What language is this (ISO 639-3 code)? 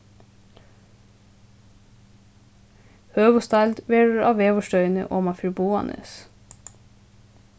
fao